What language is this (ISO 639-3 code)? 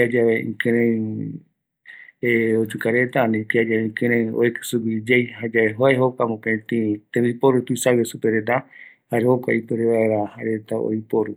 gui